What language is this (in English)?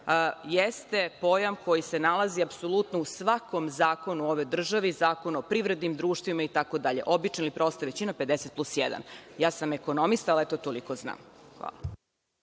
Serbian